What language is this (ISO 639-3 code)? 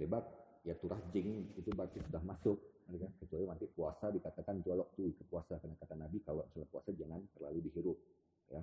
ind